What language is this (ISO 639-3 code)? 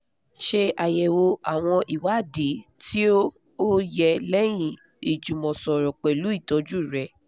yor